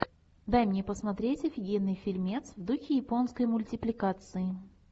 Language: Russian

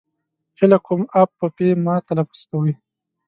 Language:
Pashto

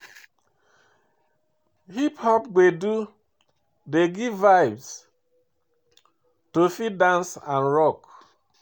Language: Nigerian Pidgin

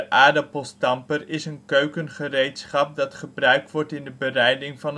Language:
Dutch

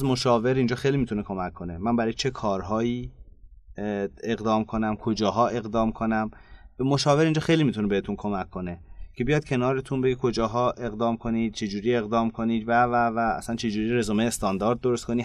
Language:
Persian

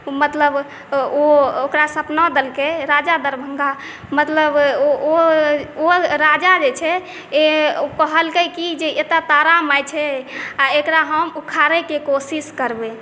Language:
Maithili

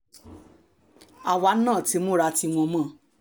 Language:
Yoruba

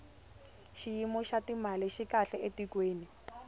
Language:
Tsonga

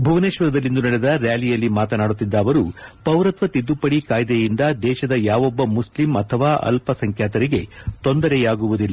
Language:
Kannada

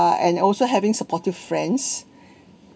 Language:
English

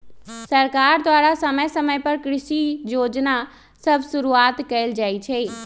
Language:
Magahi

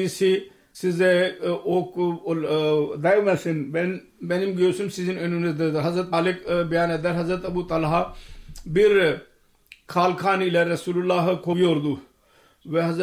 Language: Turkish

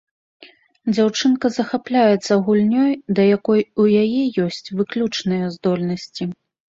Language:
Belarusian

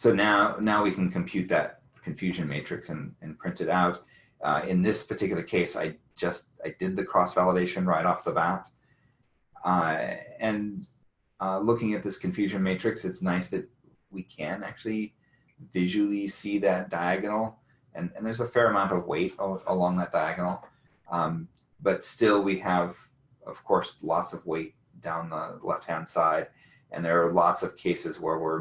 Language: English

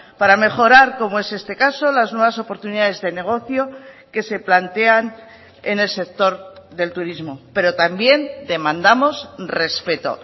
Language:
Spanish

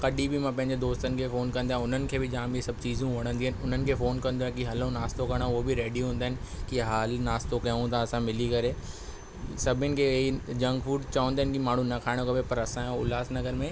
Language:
Sindhi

